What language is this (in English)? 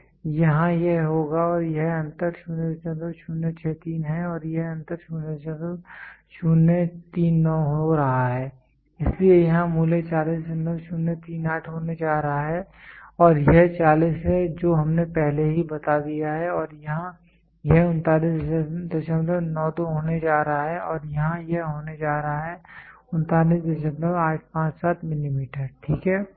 Hindi